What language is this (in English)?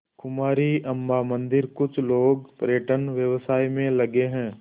Hindi